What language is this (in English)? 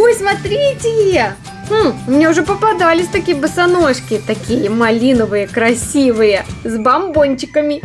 Russian